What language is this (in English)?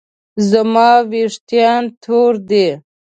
Pashto